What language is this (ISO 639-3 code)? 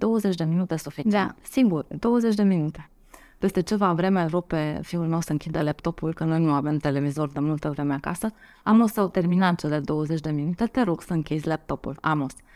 ron